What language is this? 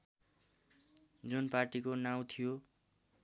Nepali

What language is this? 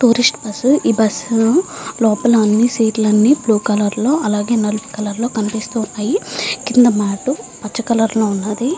Telugu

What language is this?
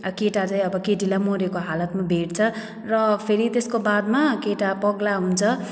Nepali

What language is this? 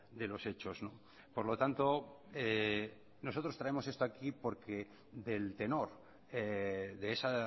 Spanish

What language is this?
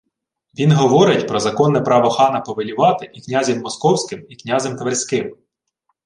Ukrainian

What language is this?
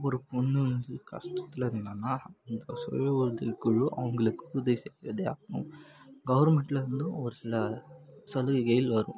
Tamil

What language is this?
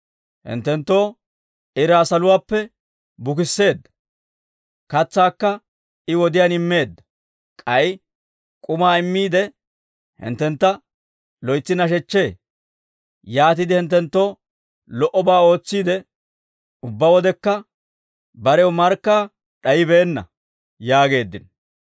Dawro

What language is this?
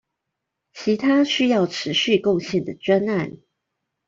Chinese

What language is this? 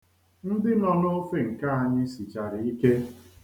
Igbo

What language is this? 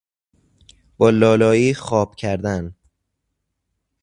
Persian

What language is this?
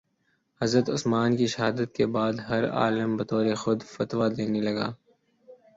Urdu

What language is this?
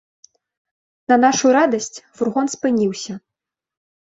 Belarusian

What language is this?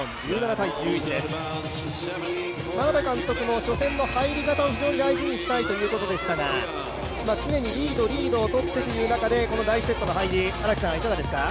Japanese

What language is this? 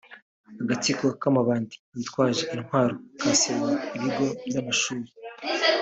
Kinyarwanda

